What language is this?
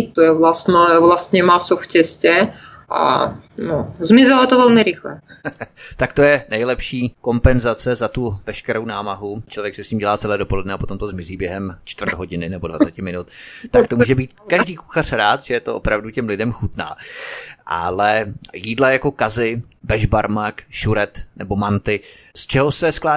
Czech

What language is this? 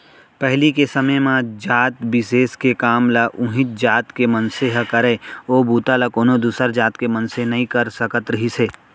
Chhattisgarhi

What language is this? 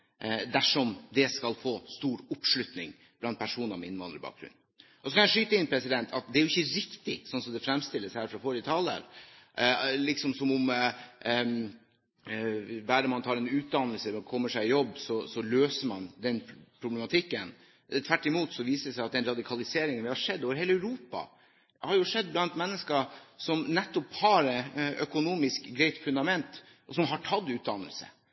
Norwegian Bokmål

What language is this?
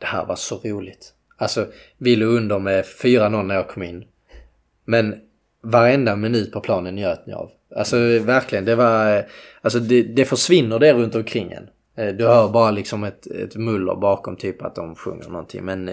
Swedish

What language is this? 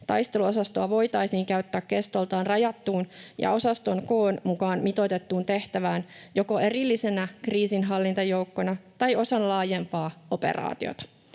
Finnish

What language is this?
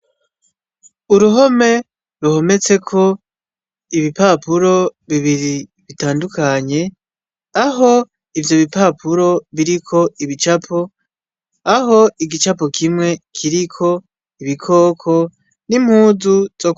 Rundi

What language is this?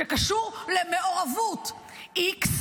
Hebrew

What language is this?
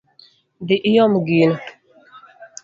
Luo (Kenya and Tanzania)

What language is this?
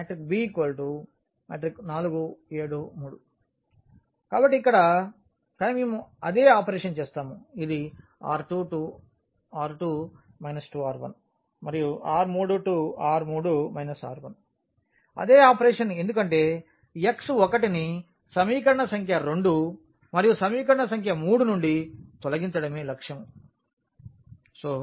Telugu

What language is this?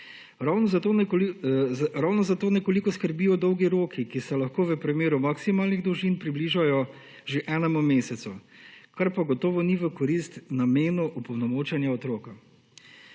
Slovenian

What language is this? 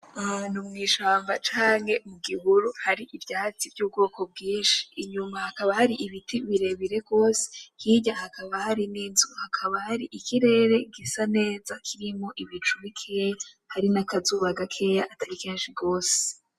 Rundi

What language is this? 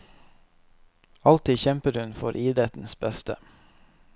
Norwegian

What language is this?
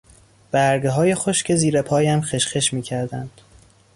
Persian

